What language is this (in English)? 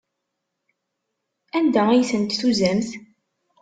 Kabyle